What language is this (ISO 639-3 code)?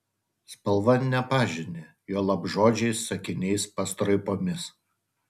lit